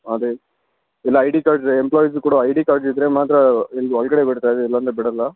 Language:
Kannada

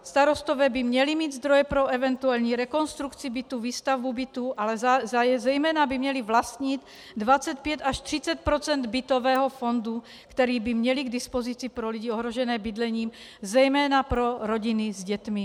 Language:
Czech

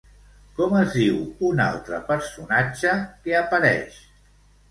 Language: Catalan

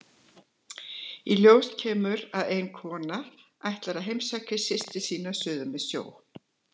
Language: Icelandic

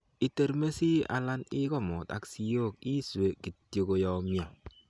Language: Kalenjin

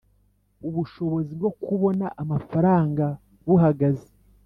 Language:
Kinyarwanda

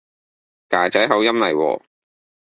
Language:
Cantonese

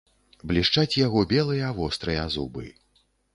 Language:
Belarusian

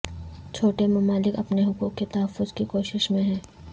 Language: Urdu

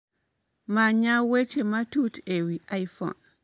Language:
Luo (Kenya and Tanzania)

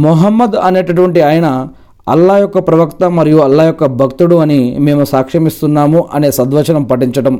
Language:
Telugu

